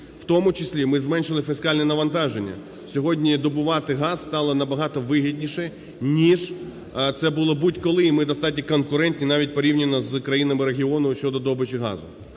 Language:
Ukrainian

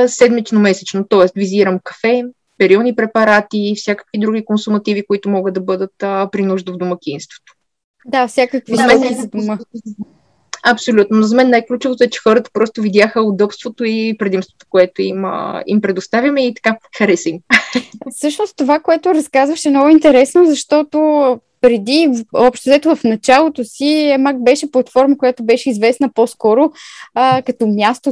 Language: Bulgarian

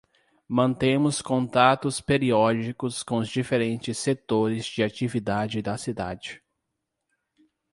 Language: Portuguese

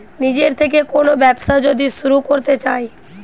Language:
Bangla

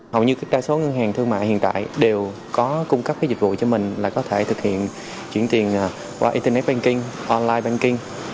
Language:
Vietnamese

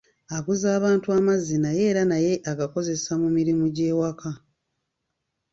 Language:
Ganda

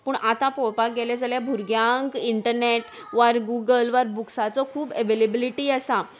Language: Konkani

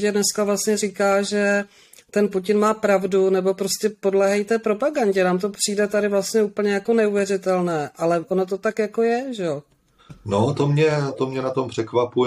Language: Czech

